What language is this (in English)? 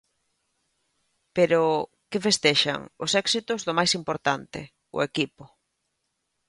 Galician